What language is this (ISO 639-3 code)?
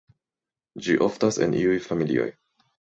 epo